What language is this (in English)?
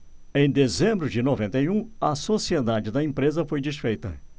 Portuguese